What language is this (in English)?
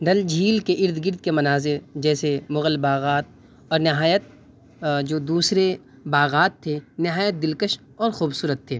Urdu